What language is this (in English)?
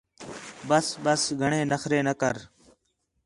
Khetrani